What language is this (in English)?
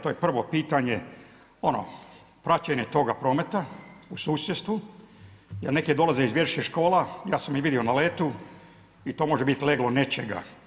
Croatian